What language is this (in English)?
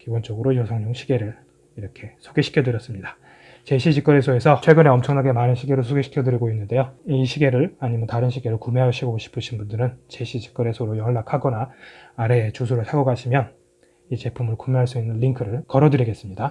Korean